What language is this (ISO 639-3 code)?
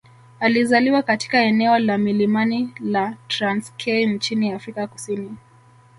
swa